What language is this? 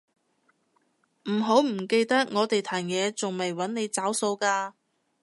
Cantonese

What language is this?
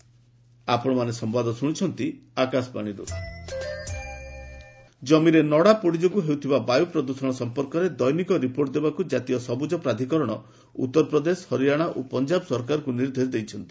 Odia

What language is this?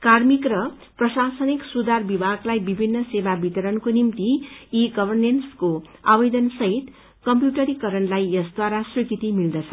Nepali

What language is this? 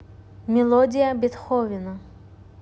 Russian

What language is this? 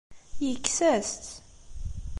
Kabyle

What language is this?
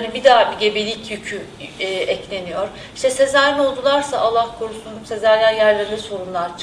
Turkish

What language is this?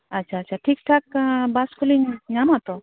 Santali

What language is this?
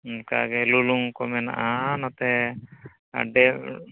Santali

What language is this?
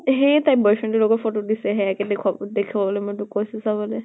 Assamese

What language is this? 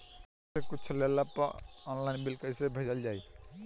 Bhojpuri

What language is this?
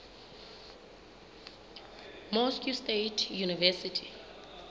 Southern Sotho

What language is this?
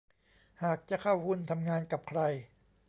Thai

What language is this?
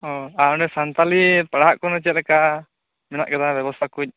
Santali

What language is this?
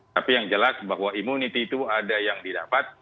Indonesian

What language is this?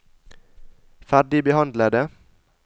Norwegian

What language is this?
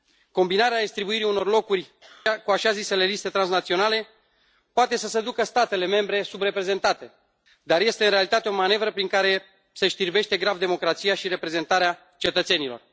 Romanian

